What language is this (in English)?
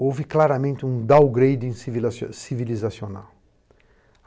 Portuguese